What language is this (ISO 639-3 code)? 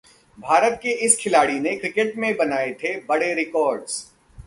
hin